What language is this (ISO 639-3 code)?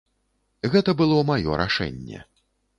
bel